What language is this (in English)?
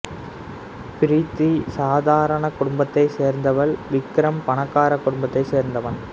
Tamil